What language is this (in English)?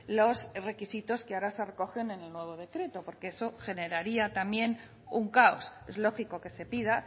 Spanish